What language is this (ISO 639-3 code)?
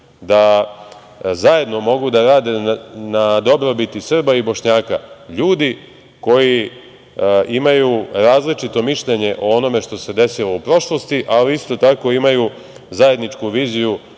srp